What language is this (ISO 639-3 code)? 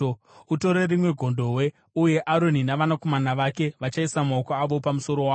sna